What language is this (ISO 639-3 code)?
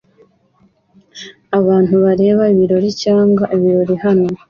kin